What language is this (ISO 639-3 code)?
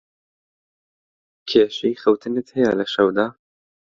ckb